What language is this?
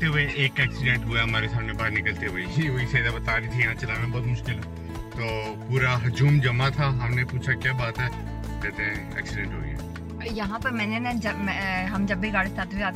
English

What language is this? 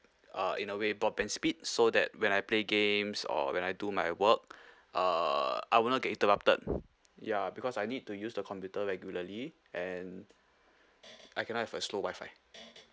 English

